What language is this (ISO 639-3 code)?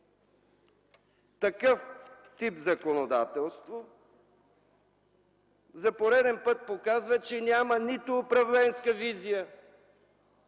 bul